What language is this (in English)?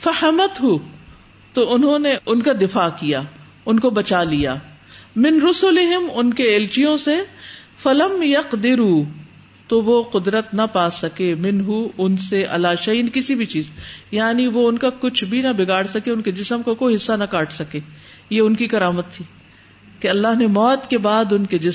Urdu